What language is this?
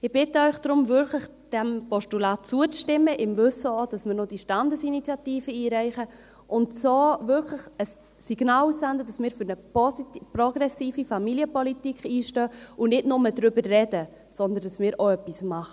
Swiss German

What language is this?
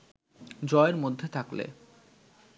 Bangla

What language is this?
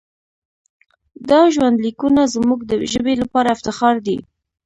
Pashto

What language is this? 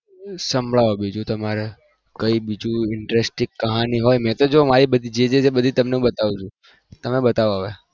Gujarati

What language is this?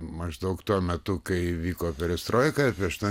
Lithuanian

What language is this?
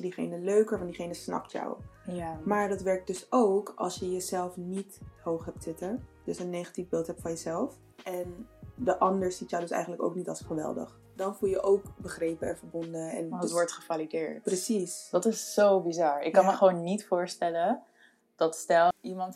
Dutch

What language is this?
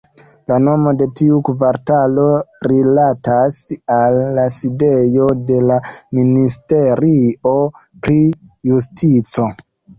Esperanto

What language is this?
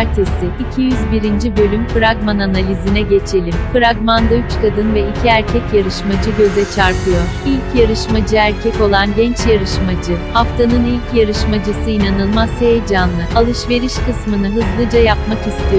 Turkish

